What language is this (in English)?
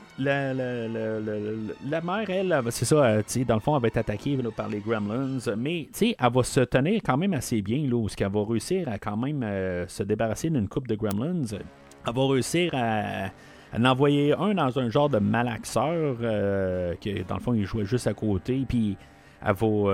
French